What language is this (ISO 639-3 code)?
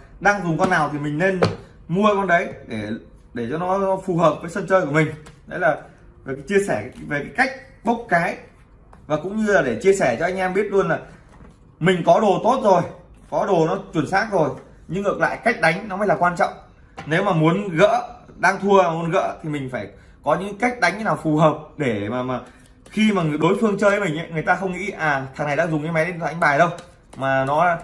vie